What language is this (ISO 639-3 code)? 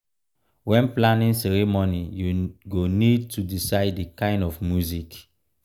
pcm